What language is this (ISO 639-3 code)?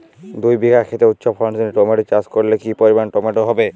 ben